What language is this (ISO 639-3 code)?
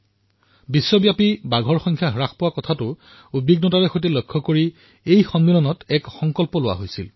asm